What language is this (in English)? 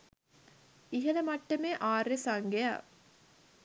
Sinhala